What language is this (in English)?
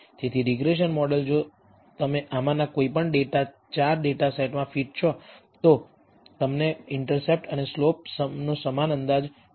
Gujarati